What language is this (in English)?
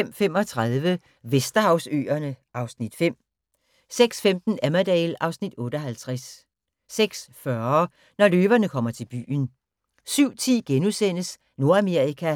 Danish